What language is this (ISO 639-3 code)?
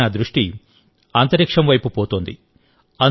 tel